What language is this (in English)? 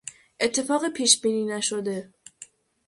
Persian